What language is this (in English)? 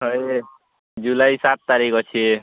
Odia